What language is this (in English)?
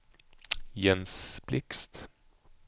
Swedish